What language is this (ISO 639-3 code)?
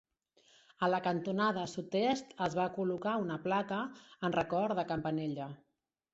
cat